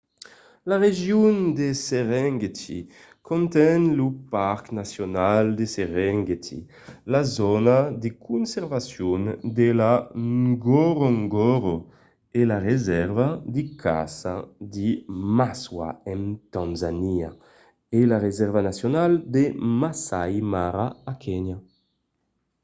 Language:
Occitan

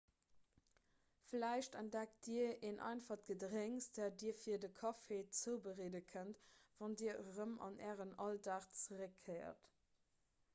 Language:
Luxembourgish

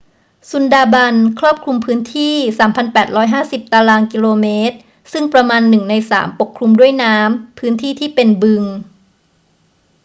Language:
Thai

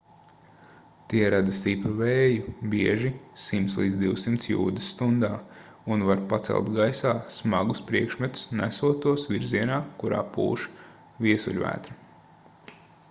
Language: Latvian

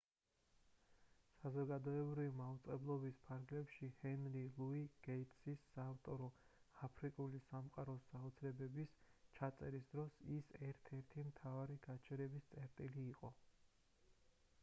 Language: Georgian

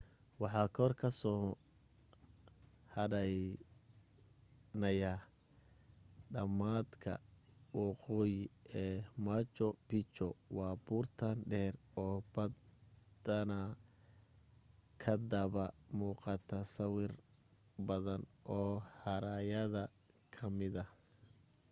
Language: Somali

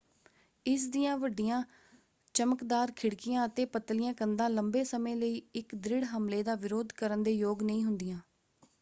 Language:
Punjabi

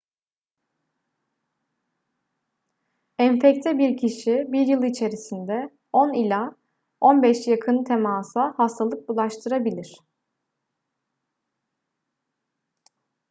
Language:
Turkish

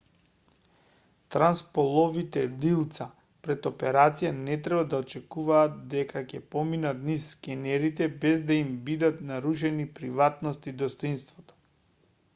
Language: Macedonian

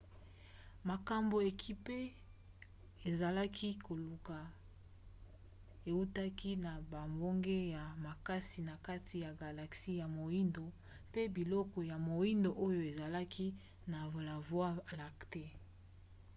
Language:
Lingala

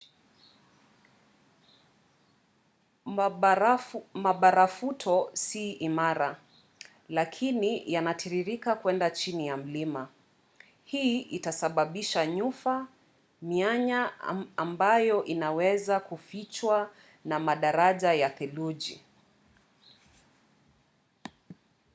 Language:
Swahili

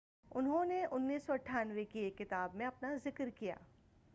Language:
Urdu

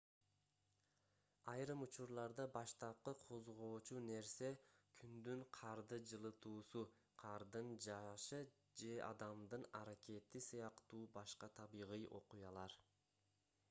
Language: Kyrgyz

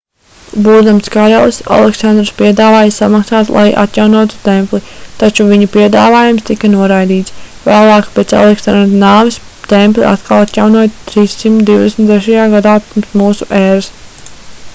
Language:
Latvian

